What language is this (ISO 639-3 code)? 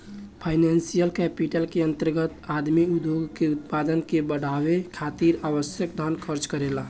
bho